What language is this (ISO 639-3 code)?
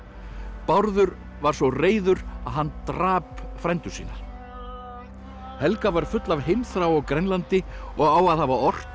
isl